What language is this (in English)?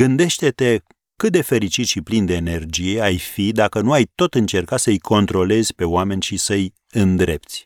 Romanian